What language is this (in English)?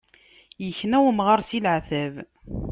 Kabyle